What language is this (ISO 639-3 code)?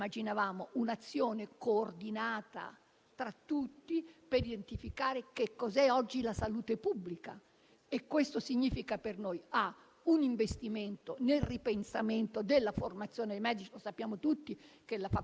ita